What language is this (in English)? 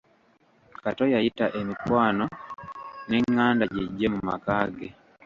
Ganda